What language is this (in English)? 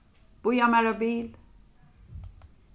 Faroese